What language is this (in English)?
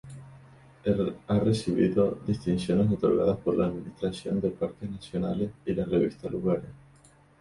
Spanish